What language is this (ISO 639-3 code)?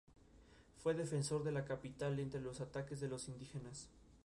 spa